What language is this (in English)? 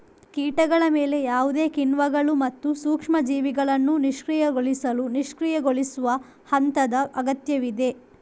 Kannada